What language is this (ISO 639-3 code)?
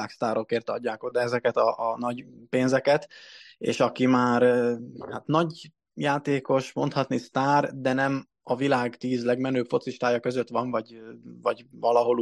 hun